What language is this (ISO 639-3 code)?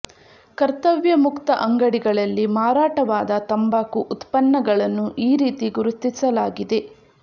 kan